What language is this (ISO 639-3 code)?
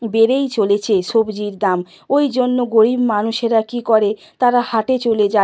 ben